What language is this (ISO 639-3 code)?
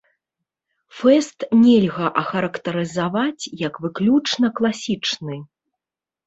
bel